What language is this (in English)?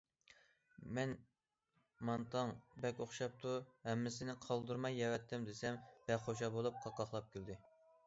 Uyghur